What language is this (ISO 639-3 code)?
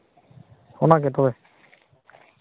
sat